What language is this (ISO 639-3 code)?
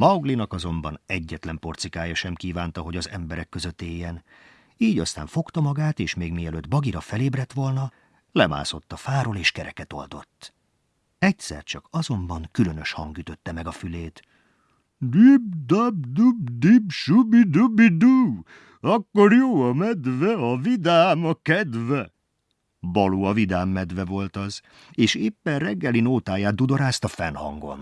hun